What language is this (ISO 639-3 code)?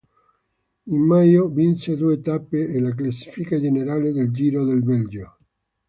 ita